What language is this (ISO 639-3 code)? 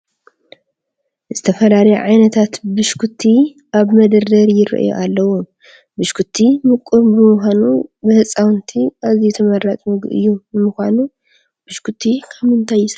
tir